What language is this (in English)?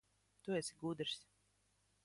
Latvian